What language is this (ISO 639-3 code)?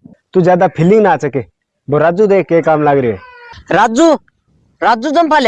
hin